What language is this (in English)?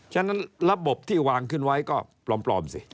Thai